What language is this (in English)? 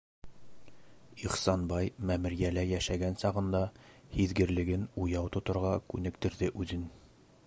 Bashkir